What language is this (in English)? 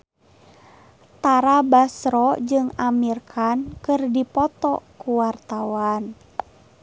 Sundanese